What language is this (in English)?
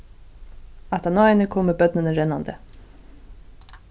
Faroese